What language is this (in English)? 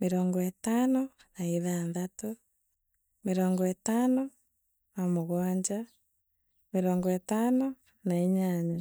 Meru